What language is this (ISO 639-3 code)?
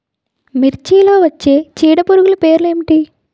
tel